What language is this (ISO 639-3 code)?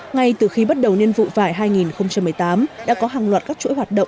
vie